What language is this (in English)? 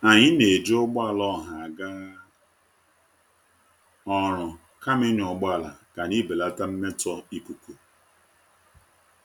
Igbo